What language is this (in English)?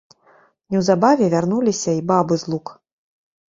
Belarusian